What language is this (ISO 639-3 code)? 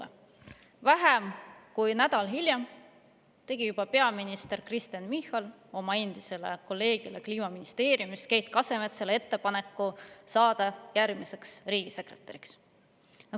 est